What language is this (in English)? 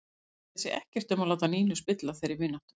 Icelandic